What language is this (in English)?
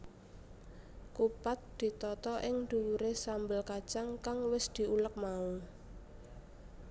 Javanese